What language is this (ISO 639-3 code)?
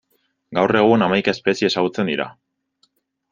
eus